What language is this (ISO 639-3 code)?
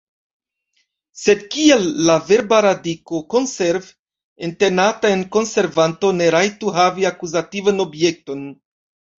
epo